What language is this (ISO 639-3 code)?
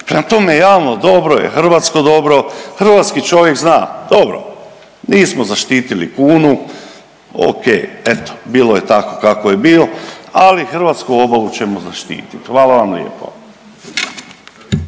hrv